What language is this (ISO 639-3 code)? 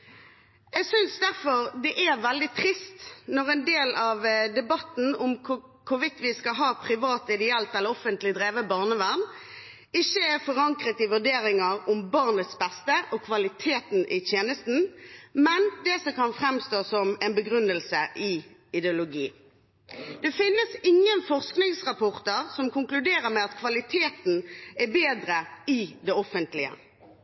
nob